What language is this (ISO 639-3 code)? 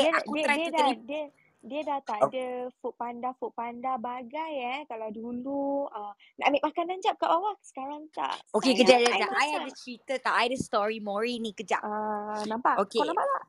msa